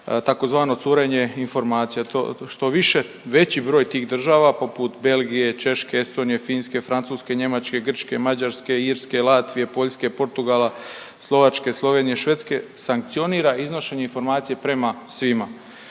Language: Croatian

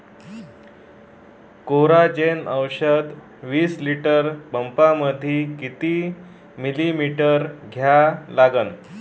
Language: Marathi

